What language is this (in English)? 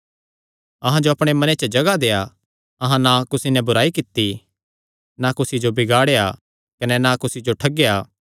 Kangri